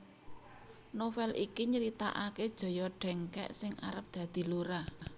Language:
Javanese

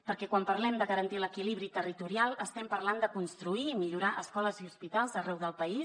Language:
Catalan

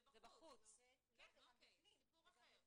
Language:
Hebrew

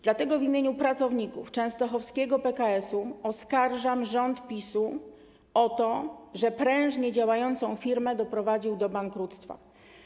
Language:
Polish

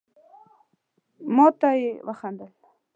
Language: Pashto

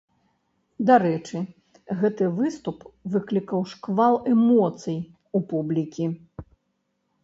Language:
Belarusian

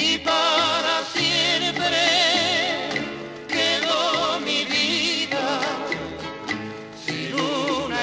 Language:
Romanian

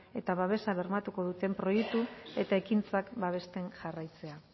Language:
Basque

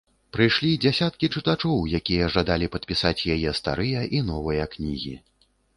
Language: Belarusian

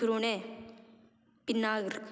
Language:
Konkani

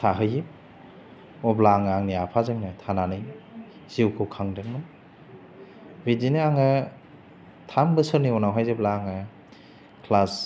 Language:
Bodo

